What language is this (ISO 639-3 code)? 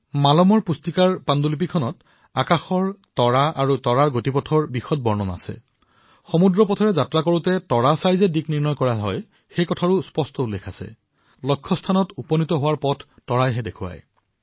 asm